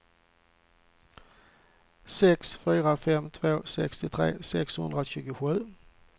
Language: Swedish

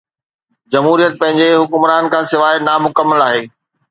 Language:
Sindhi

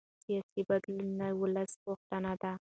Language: Pashto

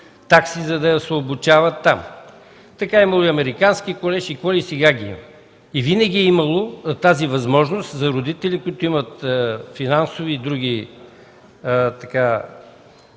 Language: Bulgarian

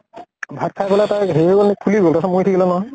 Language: Assamese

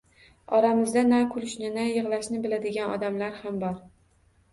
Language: Uzbek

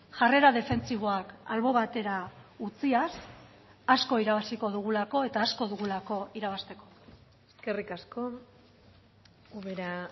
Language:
Basque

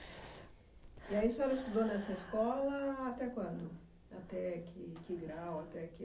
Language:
Portuguese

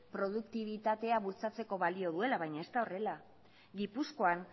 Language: Basque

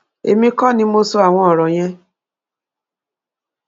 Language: Yoruba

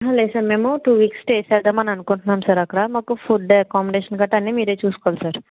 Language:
Telugu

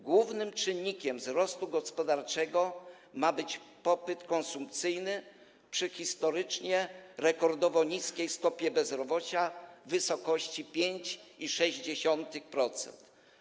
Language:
Polish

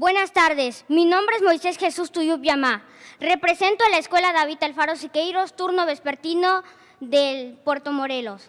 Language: Spanish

